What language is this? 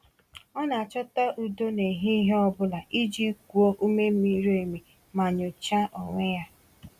Igbo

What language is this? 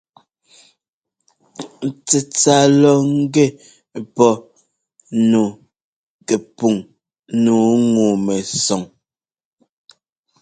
Ngomba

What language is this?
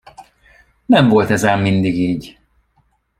Hungarian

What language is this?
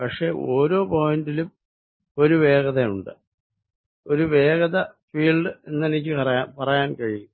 Malayalam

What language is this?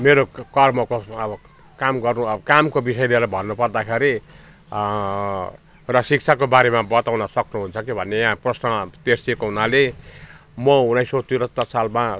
Nepali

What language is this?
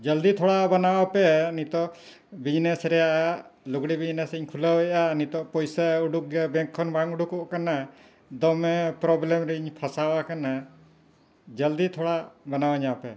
Santali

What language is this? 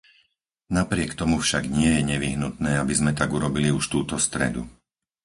Slovak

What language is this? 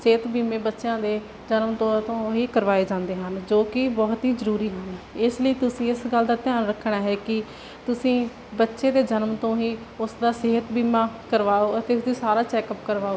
Punjabi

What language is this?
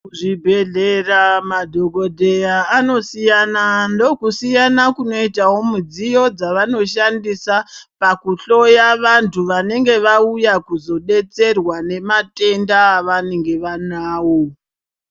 Ndau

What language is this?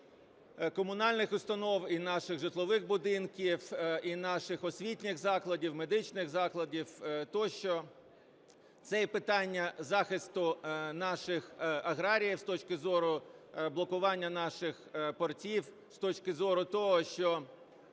Ukrainian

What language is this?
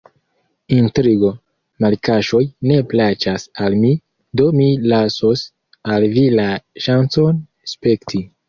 Esperanto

